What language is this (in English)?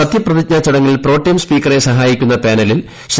Malayalam